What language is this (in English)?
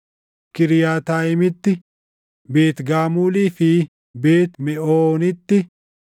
Oromo